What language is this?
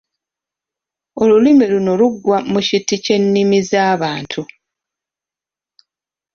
Ganda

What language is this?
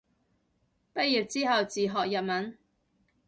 Cantonese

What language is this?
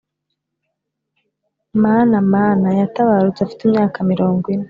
Kinyarwanda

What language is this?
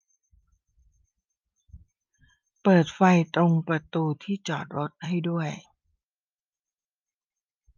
Thai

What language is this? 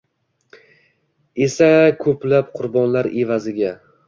Uzbek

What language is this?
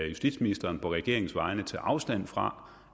Danish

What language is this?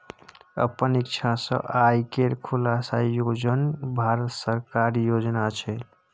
Maithili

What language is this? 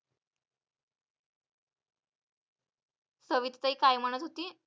Marathi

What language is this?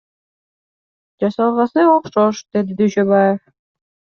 Kyrgyz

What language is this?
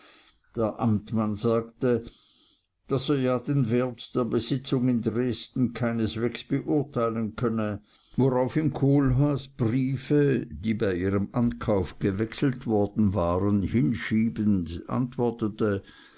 German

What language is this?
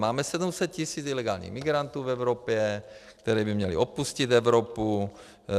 Czech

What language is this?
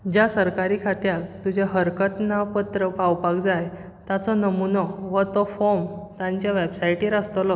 Konkani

